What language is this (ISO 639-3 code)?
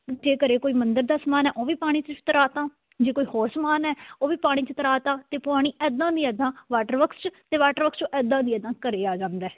pan